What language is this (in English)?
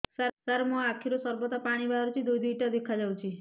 Odia